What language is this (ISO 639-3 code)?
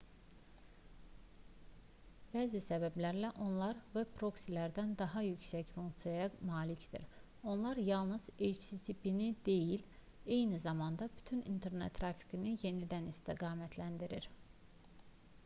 aze